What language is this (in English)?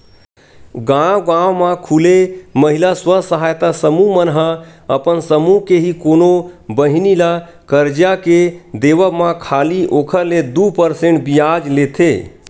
Chhattisgarhi